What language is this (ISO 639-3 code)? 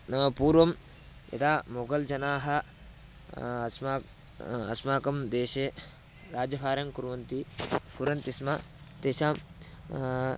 san